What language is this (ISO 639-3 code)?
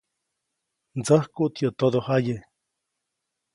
zoc